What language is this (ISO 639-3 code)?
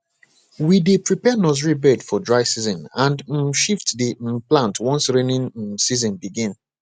pcm